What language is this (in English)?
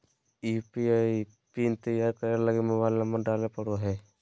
Magahi